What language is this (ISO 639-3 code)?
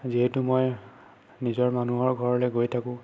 asm